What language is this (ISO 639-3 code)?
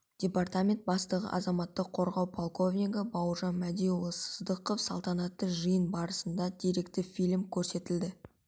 kaz